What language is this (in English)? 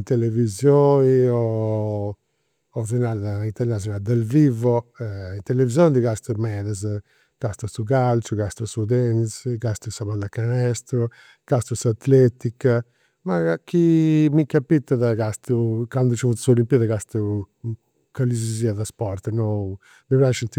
Campidanese Sardinian